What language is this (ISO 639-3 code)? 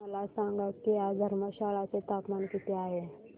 mar